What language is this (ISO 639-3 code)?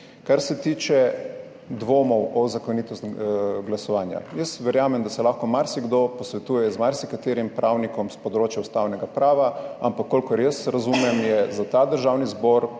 slv